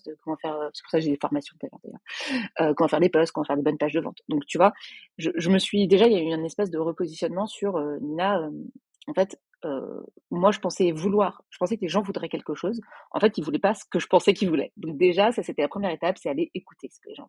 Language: French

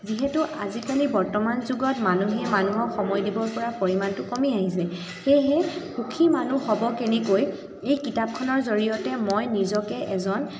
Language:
Assamese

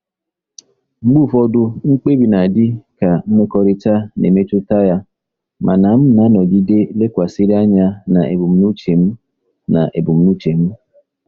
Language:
Igbo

